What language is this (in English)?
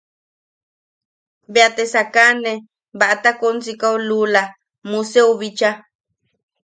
Yaqui